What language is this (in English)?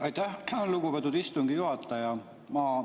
Estonian